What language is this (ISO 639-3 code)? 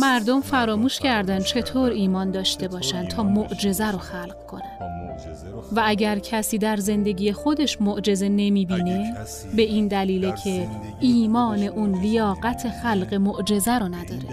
fas